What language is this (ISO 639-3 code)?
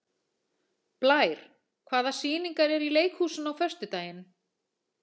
isl